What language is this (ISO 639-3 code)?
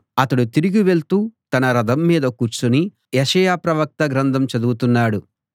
tel